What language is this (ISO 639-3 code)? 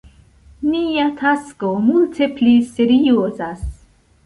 epo